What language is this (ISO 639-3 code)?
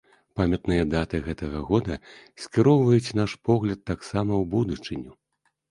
bel